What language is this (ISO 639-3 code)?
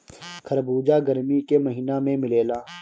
bho